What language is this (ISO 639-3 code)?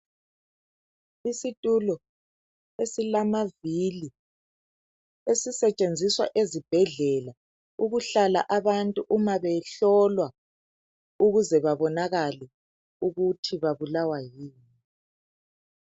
nde